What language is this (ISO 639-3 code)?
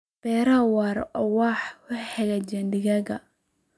som